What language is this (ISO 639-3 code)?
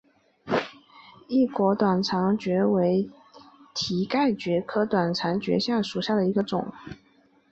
zho